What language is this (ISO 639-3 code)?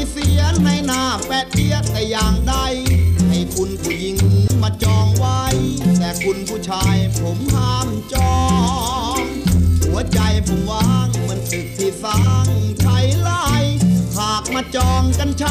tha